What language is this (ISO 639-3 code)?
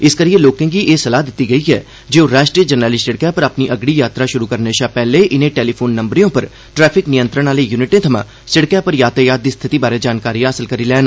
doi